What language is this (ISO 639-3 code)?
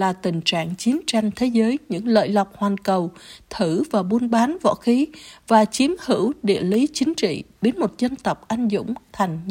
vie